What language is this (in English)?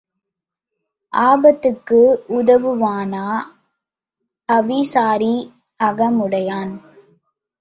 Tamil